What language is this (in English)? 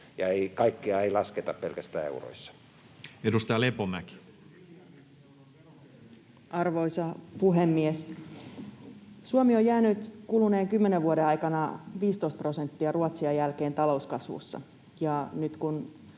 Finnish